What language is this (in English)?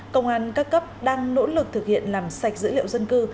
Vietnamese